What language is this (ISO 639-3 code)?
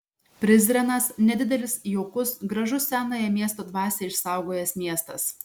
lit